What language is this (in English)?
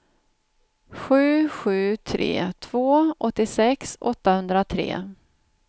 Swedish